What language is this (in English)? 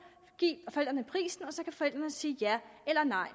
Danish